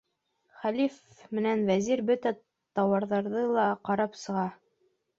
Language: Bashkir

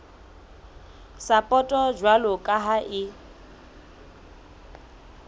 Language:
Southern Sotho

